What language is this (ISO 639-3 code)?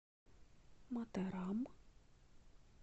rus